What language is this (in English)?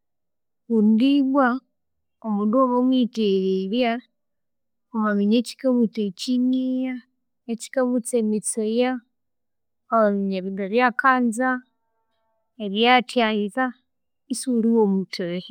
Konzo